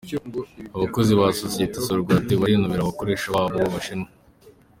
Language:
Kinyarwanda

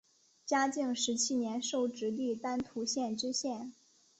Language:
Chinese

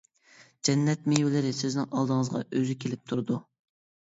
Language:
Uyghur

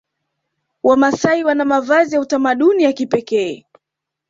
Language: Swahili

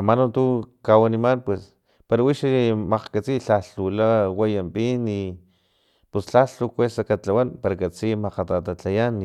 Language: Filomena Mata-Coahuitlán Totonac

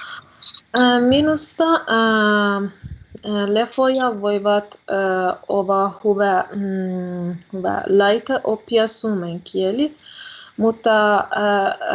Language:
Finnish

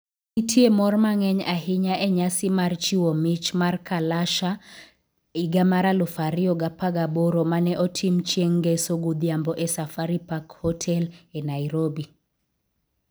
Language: Luo (Kenya and Tanzania)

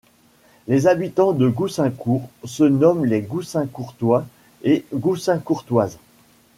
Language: French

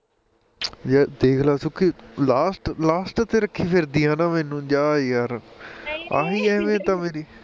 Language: Punjabi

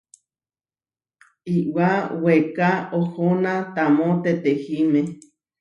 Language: Huarijio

